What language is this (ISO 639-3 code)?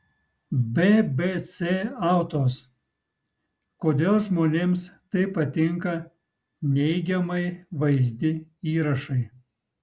lit